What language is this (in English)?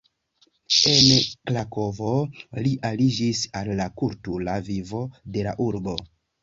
Esperanto